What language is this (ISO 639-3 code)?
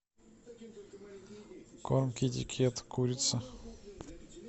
rus